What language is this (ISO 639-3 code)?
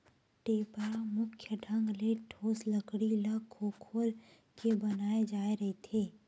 hne